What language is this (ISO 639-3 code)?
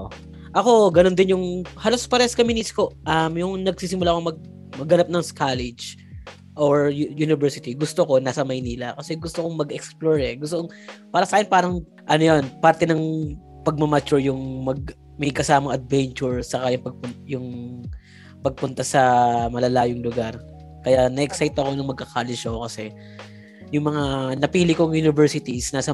fil